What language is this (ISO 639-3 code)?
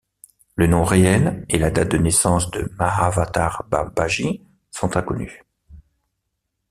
fra